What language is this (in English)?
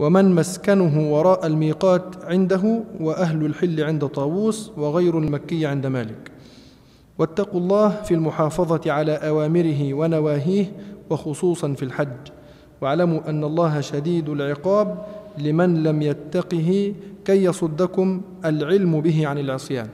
Arabic